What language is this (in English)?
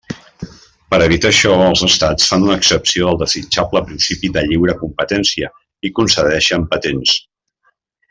Catalan